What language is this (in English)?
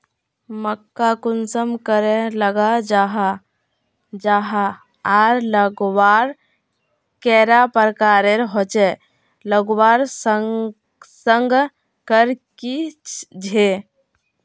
Magahi